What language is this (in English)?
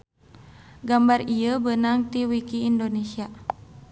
Sundanese